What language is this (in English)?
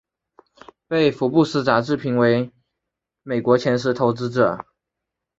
Chinese